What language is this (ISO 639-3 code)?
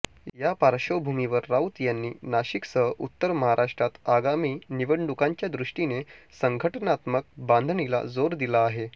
mar